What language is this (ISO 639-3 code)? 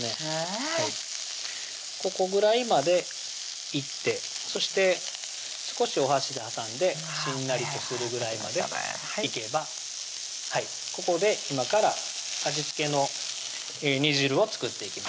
jpn